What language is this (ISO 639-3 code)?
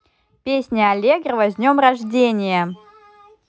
rus